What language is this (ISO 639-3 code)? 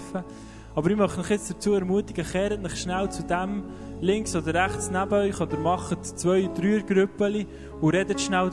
deu